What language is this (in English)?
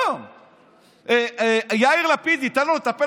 Hebrew